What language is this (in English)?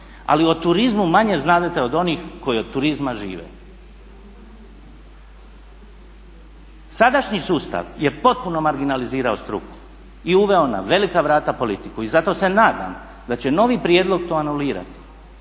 Croatian